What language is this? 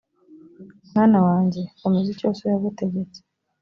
Kinyarwanda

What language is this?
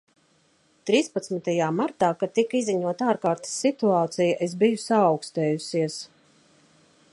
Latvian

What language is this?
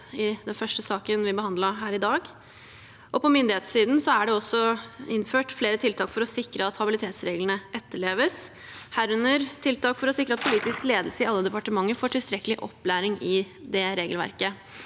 Norwegian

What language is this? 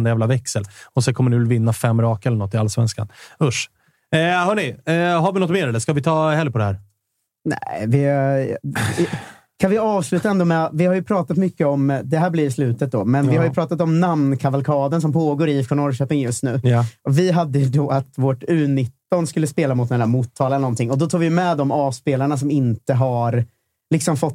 Swedish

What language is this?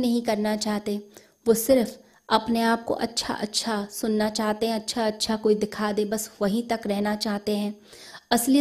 Hindi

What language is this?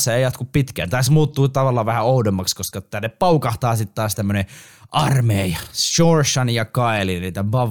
Finnish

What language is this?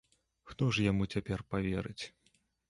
Belarusian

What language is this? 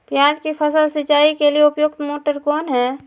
Magahi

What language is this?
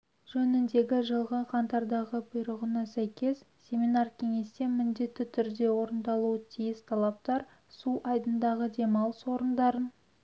Kazakh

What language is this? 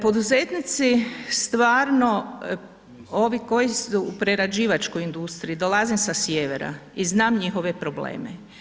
Croatian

